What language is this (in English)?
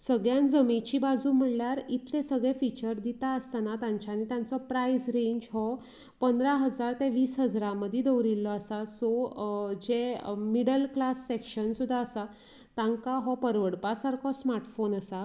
Konkani